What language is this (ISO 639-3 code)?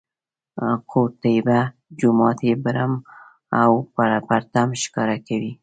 pus